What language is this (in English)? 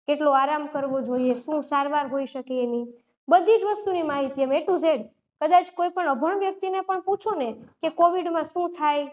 Gujarati